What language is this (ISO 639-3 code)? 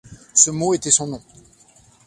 fra